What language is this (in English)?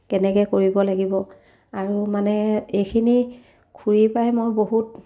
Assamese